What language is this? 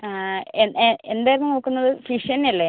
Malayalam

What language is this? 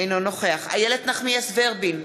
Hebrew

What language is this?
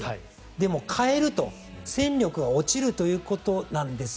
Japanese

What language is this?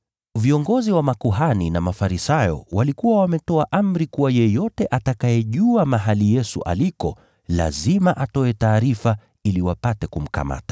Swahili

